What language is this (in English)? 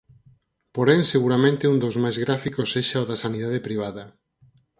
Galician